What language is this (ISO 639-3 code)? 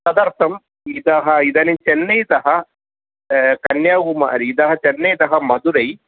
san